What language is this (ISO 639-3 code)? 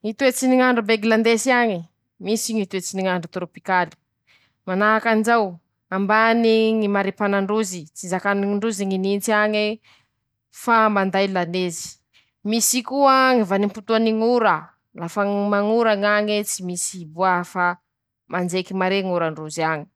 msh